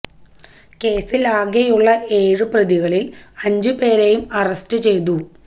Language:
Malayalam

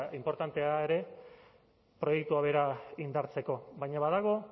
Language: Basque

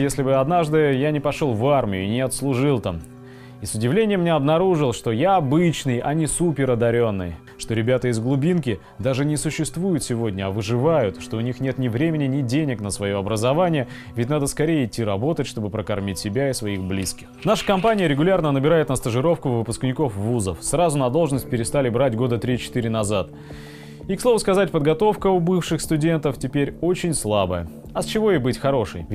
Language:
Russian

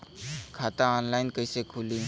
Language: Bhojpuri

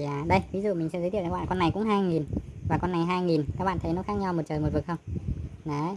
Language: Vietnamese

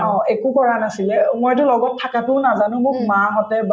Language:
Assamese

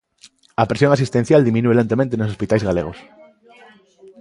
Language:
Galician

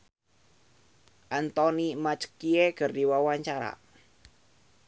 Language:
Sundanese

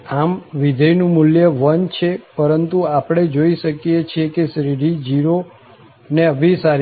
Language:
Gujarati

